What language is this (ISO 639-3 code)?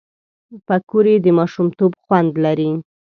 pus